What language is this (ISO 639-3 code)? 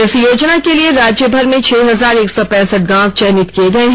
hin